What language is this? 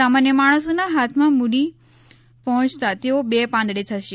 Gujarati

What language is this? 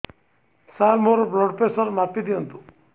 Odia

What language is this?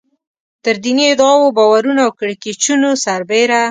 Pashto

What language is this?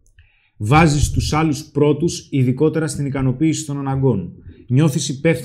Greek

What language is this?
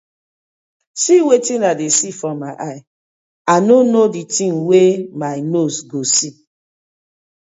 Nigerian Pidgin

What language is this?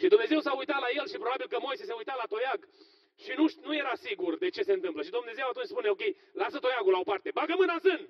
Romanian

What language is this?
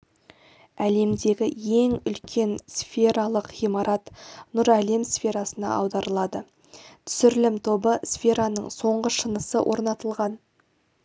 Kazakh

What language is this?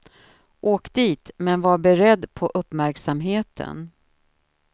Swedish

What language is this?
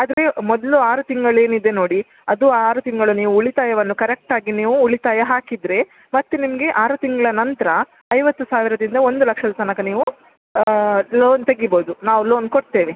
Kannada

